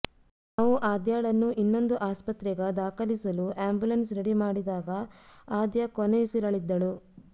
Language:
Kannada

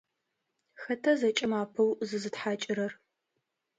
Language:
Adyghe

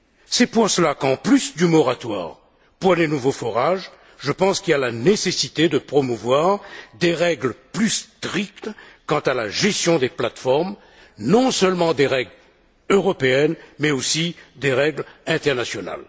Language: French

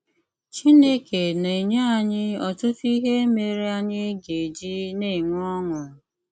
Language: Igbo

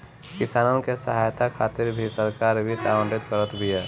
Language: Bhojpuri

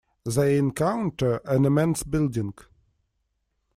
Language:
English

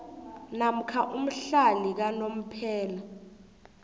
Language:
South Ndebele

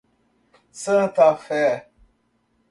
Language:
Portuguese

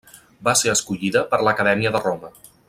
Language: Catalan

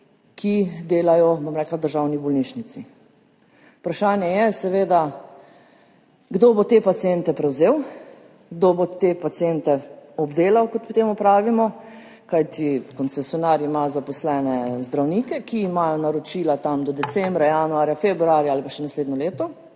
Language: Slovenian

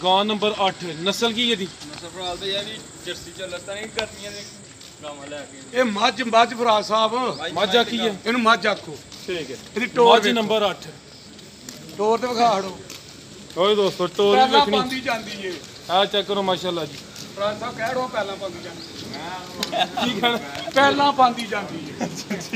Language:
Punjabi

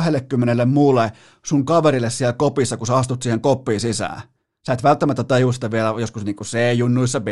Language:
Finnish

